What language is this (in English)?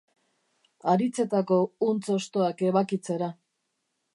Basque